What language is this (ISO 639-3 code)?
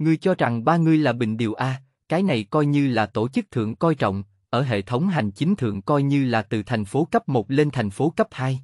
vie